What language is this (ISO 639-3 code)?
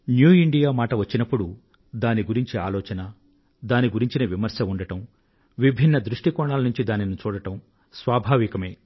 tel